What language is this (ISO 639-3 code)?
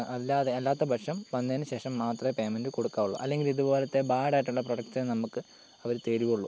mal